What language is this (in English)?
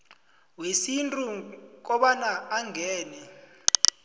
South Ndebele